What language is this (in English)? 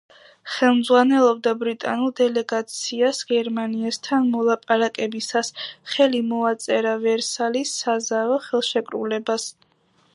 Georgian